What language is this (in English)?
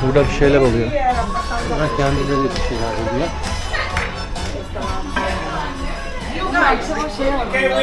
Turkish